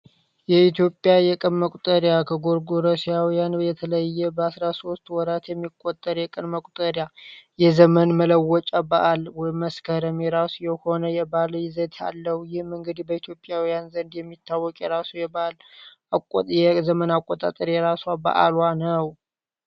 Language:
Amharic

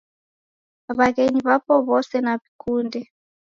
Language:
Taita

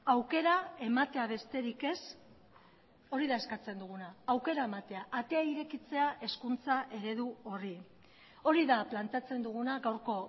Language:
Basque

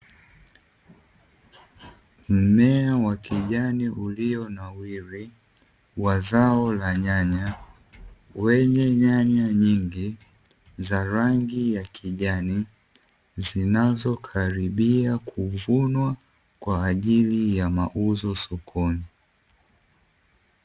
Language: Swahili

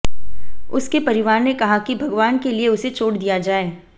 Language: Hindi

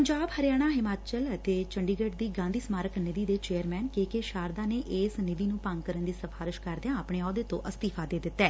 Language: Punjabi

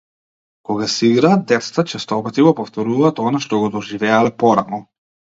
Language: Macedonian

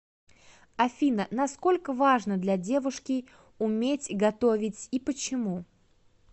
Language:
Russian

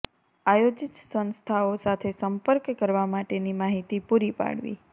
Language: Gujarati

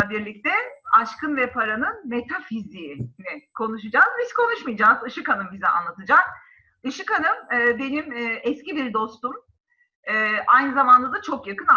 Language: Turkish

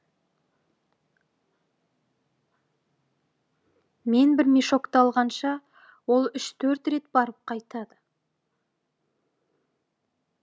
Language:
Kazakh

